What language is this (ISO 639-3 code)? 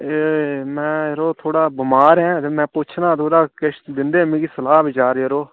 doi